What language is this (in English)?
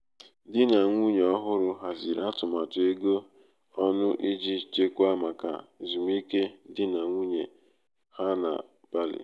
Igbo